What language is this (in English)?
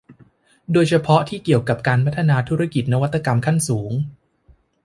Thai